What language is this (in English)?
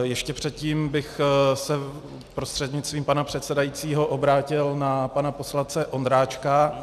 Czech